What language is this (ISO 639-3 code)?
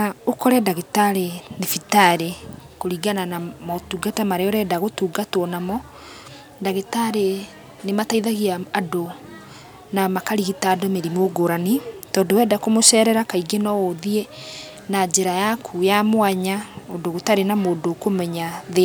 kik